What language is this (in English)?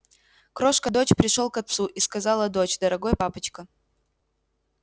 Russian